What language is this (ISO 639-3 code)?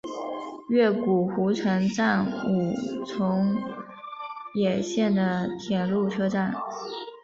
zho